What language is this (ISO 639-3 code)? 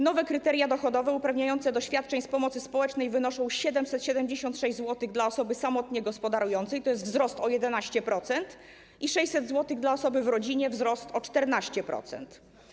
pol